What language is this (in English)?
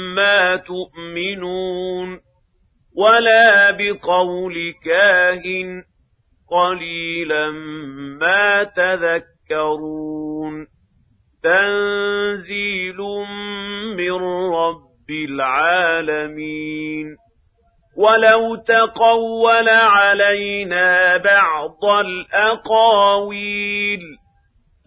Arabic